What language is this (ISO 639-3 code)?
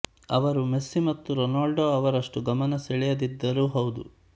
kan